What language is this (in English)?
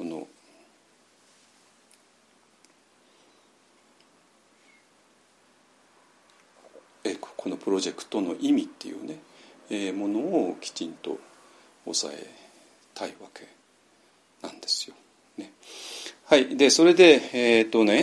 Japanese